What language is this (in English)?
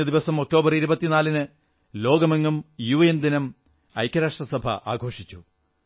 Malayalam